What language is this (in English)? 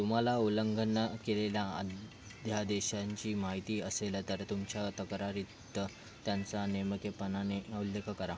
Marathi